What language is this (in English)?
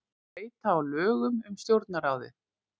Icelandic